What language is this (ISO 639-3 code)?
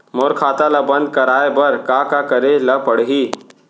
hne